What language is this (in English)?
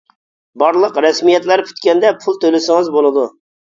Uyghur